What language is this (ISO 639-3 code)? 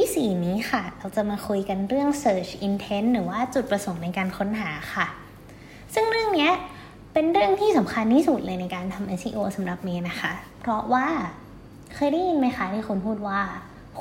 tha